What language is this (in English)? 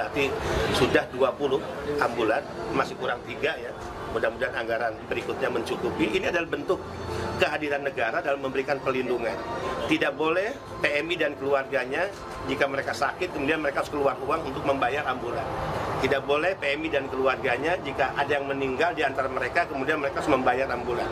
Indonesian